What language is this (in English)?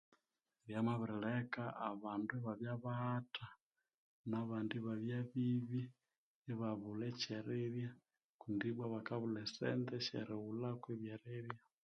Konzo